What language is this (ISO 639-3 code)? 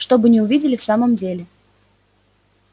rus